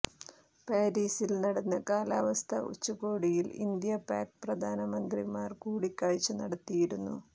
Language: Malayalam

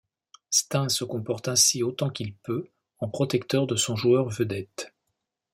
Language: French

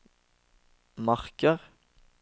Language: Norwegian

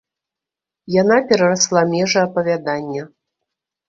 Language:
Belarusian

